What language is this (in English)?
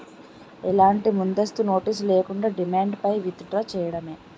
Telugu